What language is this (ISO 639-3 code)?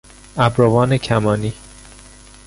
fas